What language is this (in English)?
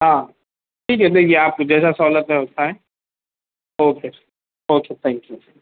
Urdu